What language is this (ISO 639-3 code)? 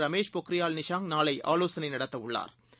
tam